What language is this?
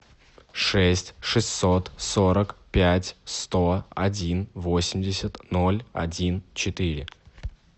Russian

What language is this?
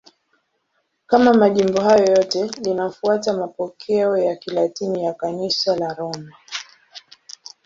Swahili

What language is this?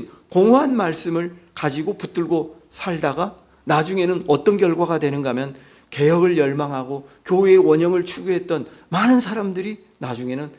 Korean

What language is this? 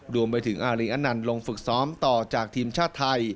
Thai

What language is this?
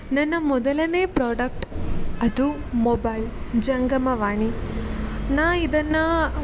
Kannada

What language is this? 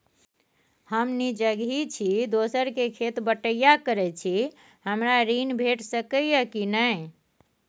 Maithili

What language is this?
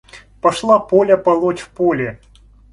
Russian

